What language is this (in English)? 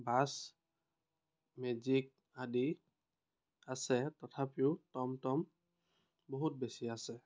Assamese